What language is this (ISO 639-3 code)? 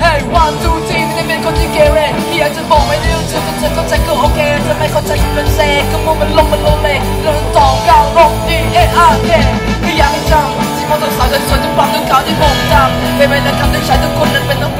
tha